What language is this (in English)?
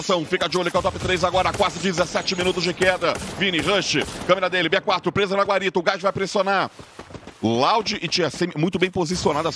Portuguese